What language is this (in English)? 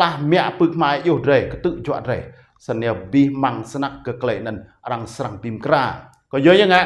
Vietnamese